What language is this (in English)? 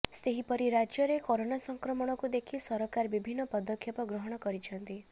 Odia